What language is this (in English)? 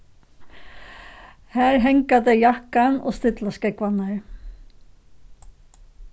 Faroese